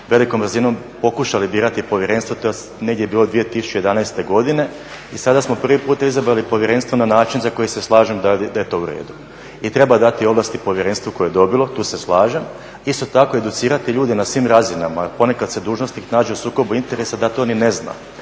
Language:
Croatian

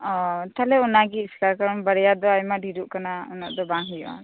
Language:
Santali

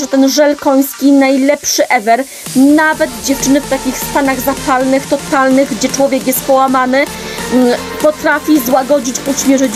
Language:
Polish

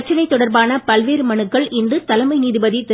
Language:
Tamil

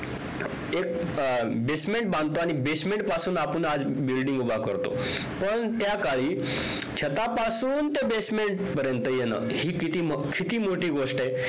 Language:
Marathi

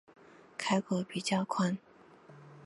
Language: Chinese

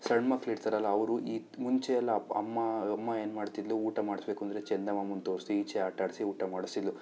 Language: Kannada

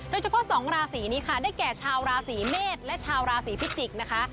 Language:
Thai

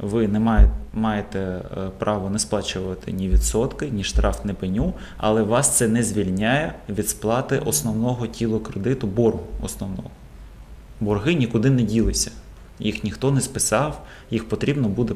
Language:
Ukrainian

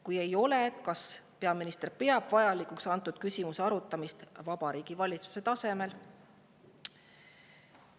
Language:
Estonian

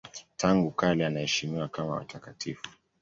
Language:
Swahili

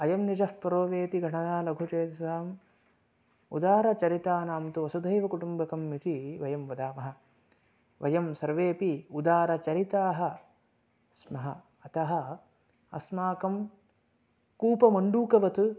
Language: Sanskrit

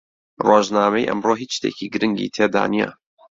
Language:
Central Kurdish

